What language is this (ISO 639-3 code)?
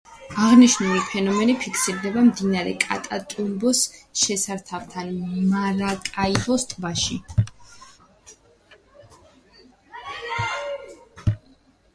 kat